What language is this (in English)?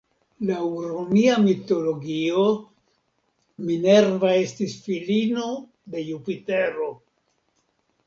Esperanto